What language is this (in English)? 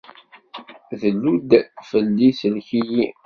Kabyle